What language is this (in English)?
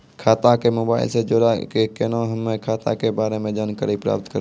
Maithili